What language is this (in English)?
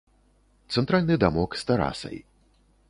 Belarusian